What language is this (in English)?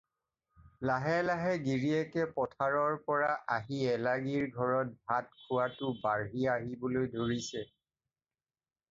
Assamese